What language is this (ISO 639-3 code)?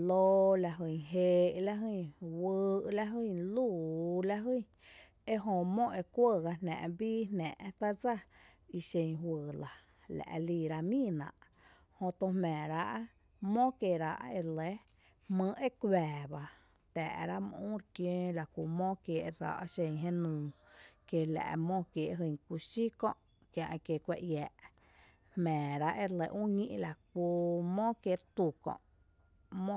cte